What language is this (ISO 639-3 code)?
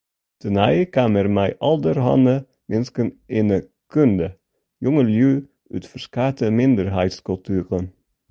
fry